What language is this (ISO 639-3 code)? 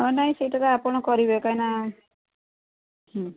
ori